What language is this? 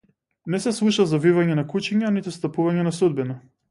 Macedonian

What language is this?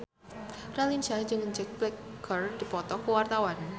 Sundanese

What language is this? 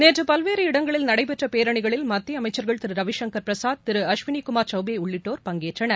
Tamil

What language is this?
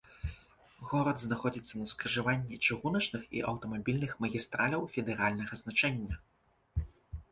Belarusian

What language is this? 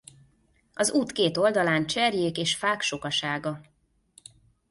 Hungarian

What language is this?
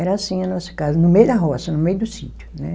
Portuguese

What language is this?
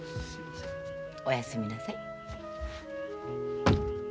Japanese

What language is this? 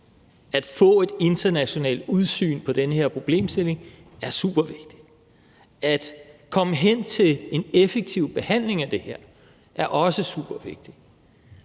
Danish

